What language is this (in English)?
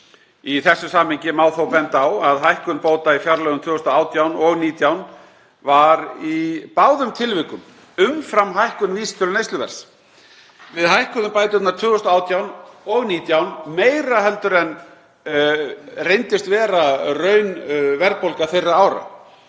Icelandic